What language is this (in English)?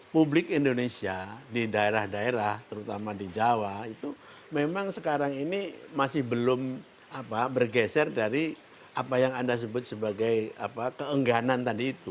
Indonesian